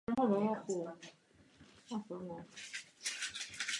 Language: Czech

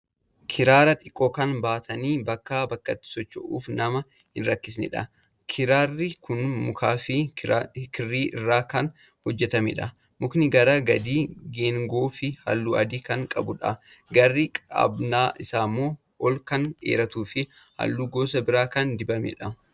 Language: Oromo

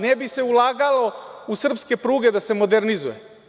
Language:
Serbian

